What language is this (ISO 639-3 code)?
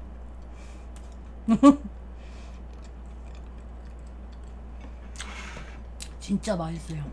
kor